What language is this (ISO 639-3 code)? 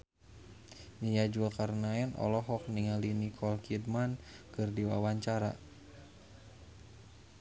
sun